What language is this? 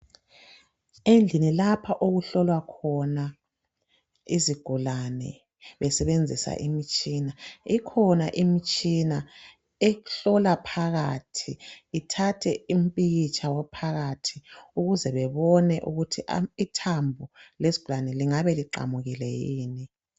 North Ndebele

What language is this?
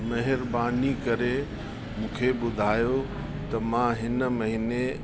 Sindhi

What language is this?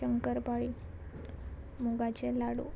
Konkani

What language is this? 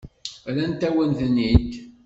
Kabyle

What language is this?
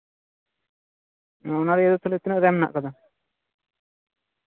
Santali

